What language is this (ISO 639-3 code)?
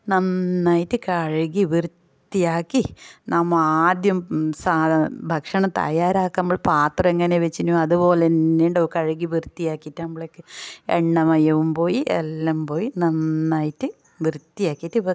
mal